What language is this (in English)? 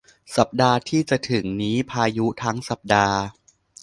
Thai